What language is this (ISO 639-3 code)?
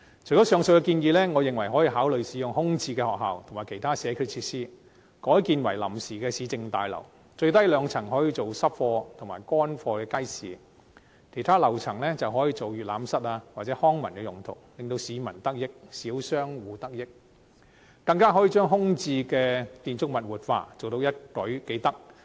yue